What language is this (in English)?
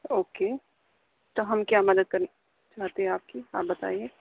Urdu